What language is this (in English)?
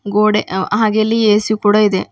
Kannada